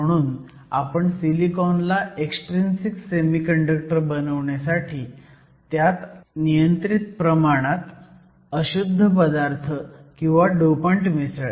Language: Marathi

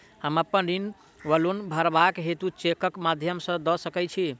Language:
Maithili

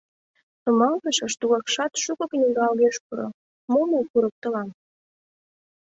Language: Mari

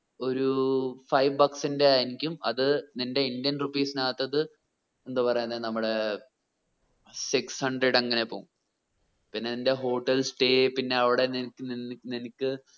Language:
Malayalam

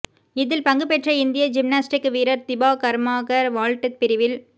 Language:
Tamil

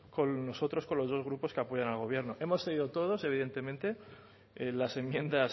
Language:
Spanish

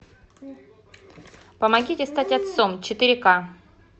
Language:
Russian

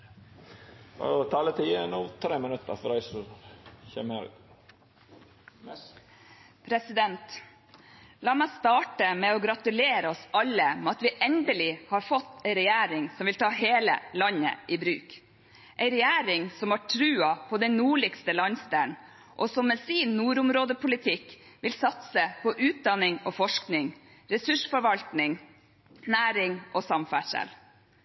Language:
Norwegian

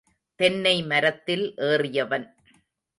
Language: Tamil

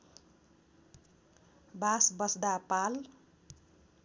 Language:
Nepali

